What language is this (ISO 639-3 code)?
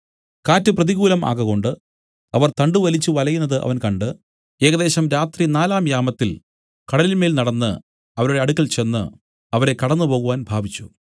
mal